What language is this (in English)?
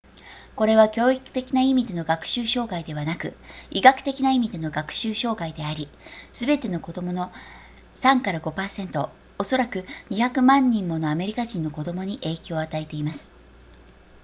Japanese